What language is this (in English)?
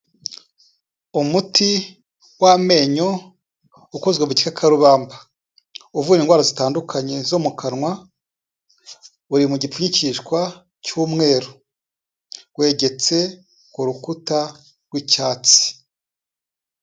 Kinyarwanda